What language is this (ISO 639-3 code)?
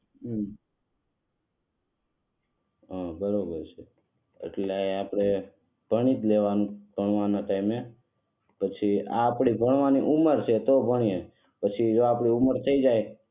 guj